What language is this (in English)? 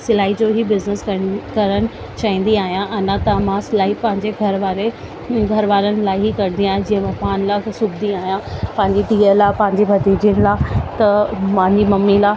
Sindhi